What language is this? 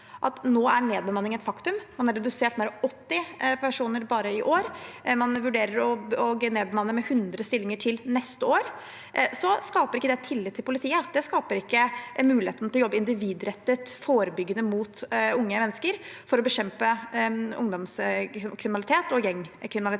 Norwegian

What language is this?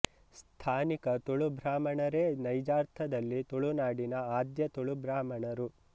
Kannada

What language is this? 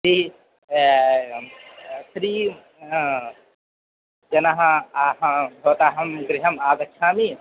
Sanskrit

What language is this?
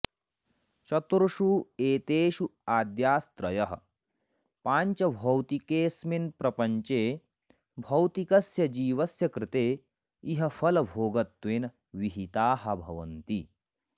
Sanskrit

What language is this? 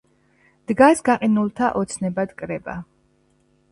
Georgian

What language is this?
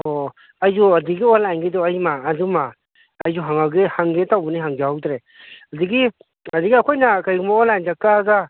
Manipuri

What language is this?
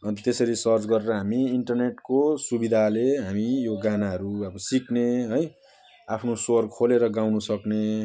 Nepali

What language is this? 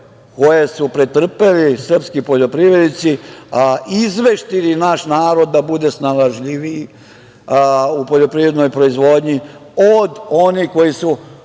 Serbian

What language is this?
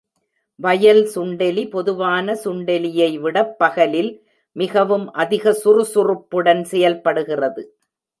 Tamil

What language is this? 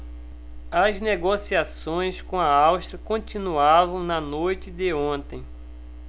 Portuguese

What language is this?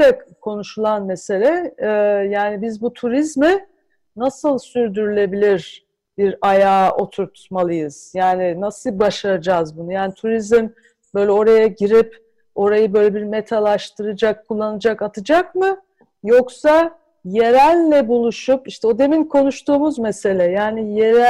Turkish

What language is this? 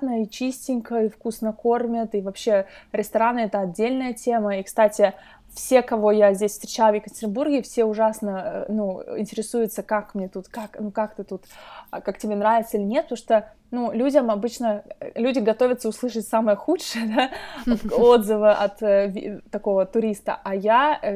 Russian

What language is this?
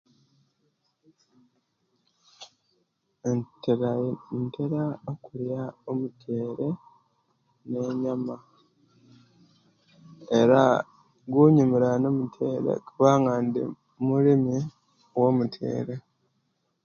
Kenyi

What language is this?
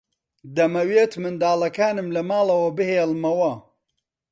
Central Kurdish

